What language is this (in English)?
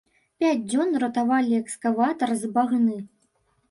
Belarusian